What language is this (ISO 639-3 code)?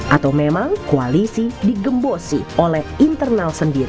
ind